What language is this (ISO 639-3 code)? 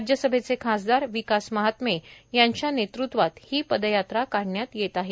mar